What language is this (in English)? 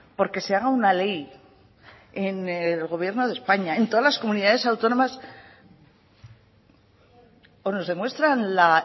Spanish